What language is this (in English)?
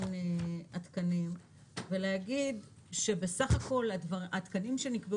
Hebrew